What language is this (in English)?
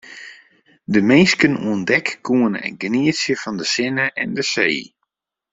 Western Frisian